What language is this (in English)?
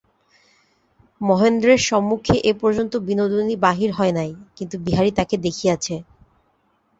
Bangla